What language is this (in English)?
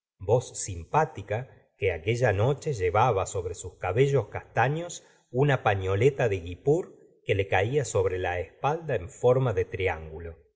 Spanish